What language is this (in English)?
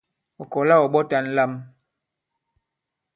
Bankon